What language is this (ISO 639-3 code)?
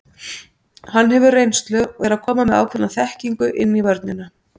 isl